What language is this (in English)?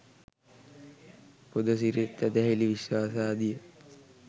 Sinhala